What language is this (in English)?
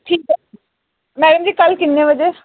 Dogri